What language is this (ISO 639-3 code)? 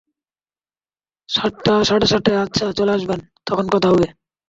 ben